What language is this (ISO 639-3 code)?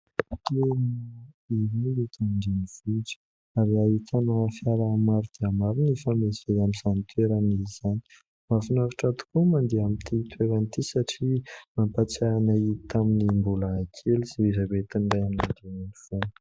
mlg